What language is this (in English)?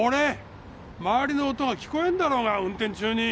Japanese